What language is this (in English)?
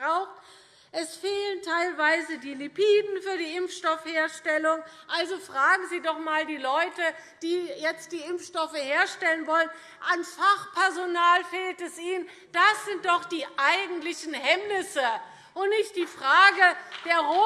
German